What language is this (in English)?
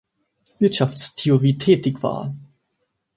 German